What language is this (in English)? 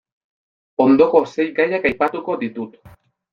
Basque